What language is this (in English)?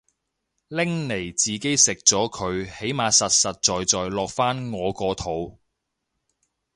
Cantonese